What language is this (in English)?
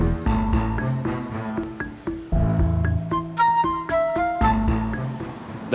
Indonesian